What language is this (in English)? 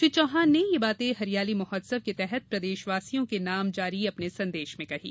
Hindi